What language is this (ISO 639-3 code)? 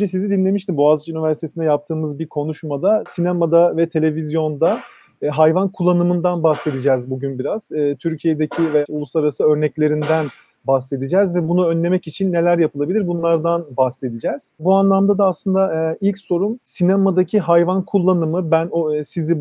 tur